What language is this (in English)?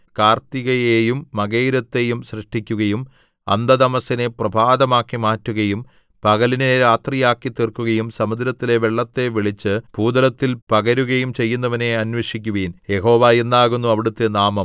Malayalam